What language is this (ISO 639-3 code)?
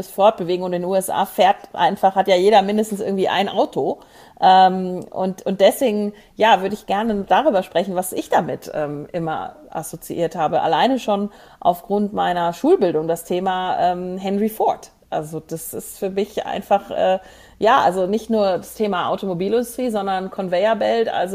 deu